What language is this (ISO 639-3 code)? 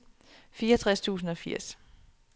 dan